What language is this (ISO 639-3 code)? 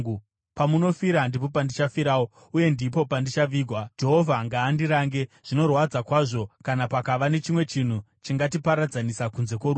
sna